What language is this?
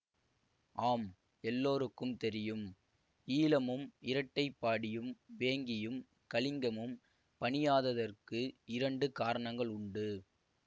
Tamil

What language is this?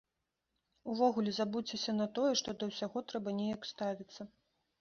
Belarusian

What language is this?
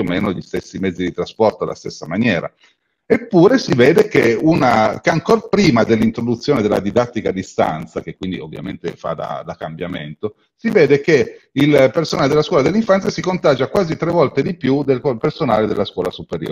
Italian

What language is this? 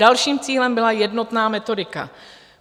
Czech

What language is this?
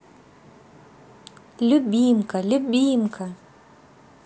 Russian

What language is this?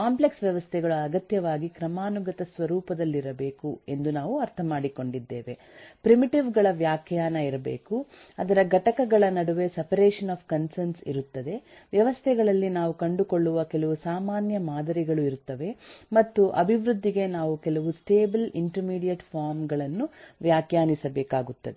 Kannada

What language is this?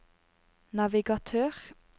Norwegian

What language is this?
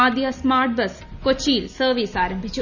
Malayalam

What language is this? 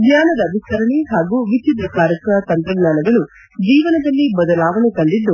Kannada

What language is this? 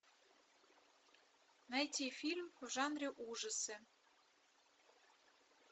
Russian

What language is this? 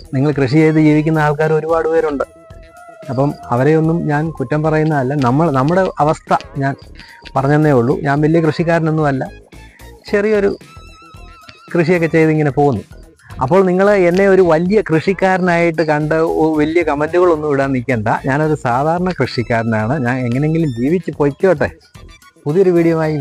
Thai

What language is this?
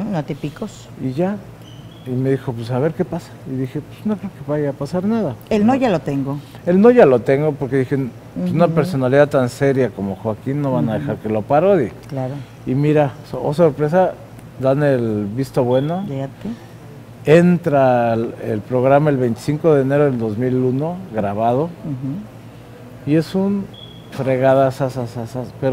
Spanish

